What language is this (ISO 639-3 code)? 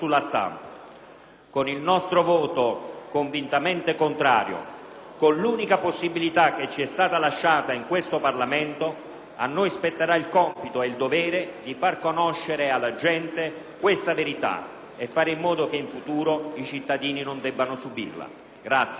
ita